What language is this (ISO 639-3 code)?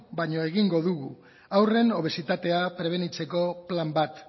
eus